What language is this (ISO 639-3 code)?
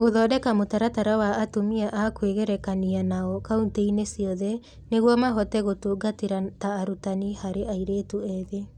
kik